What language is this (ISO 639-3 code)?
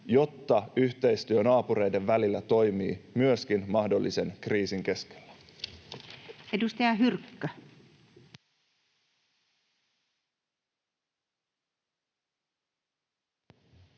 fin